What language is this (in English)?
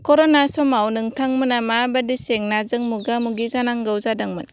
Bodo